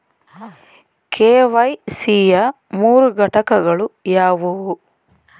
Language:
Kannada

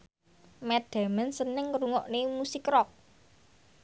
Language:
Javanese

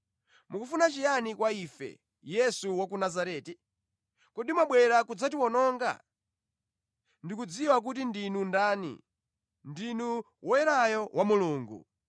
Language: Nyanja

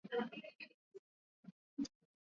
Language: Swahili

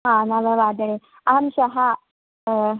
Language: Sanskrit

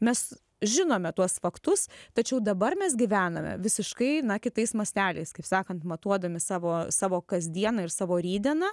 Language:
Lithuanian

